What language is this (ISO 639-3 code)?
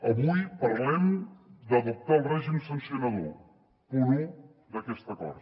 cat